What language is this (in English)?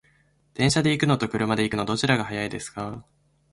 Japanese